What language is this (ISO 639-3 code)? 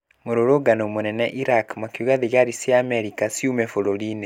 kik